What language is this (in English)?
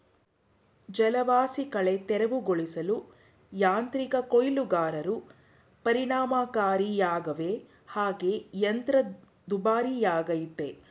Kannada